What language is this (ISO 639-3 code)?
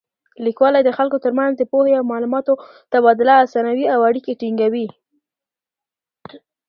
pus